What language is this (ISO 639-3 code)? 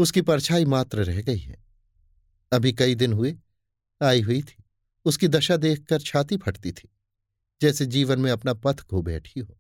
hin